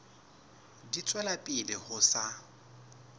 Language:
Southern Sotho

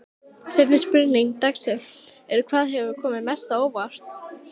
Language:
Icelandic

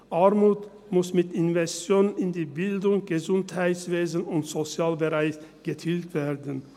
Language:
Swiss German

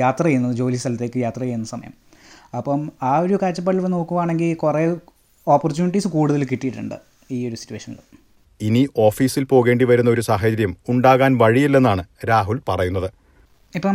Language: Malayalam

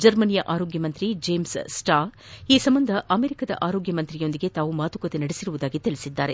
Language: Kannada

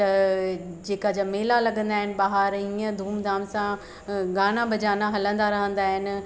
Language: Sindhi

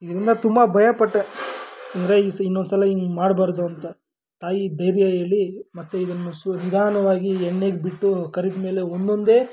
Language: Kannada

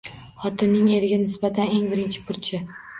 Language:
Uzbek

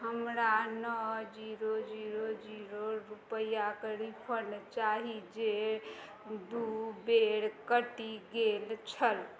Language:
Maithili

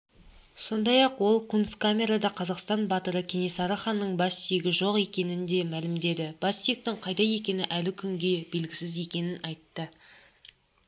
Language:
Kazakh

